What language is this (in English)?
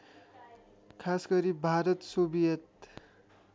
Nepali